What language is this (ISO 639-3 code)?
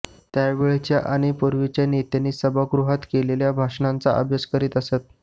mar